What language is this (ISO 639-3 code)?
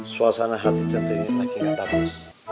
ind